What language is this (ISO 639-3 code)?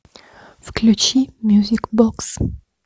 rus